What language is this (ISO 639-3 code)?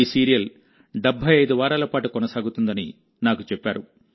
tel